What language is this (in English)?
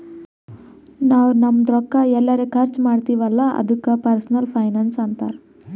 Kannada